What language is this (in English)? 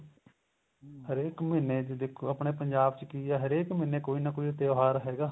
Punjabi